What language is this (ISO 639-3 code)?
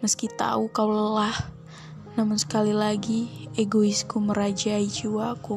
ind